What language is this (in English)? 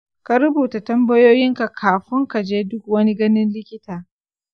Hausa